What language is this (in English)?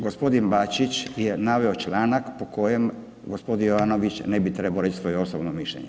Croatian